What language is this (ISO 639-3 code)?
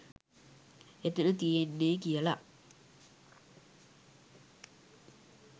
sin